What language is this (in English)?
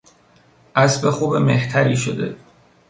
Persian